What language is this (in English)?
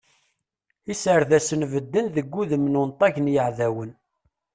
Kabyle